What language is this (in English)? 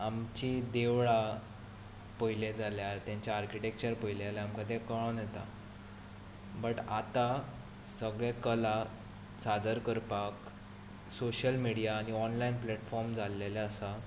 Konkani